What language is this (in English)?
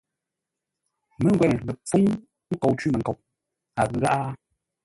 Ngombale